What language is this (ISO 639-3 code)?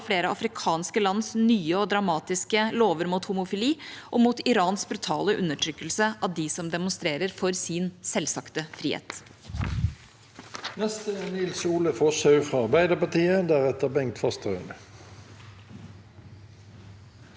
nor